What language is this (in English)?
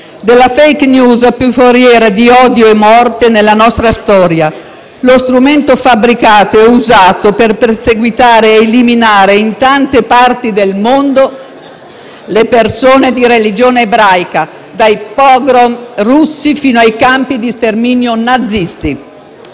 Italian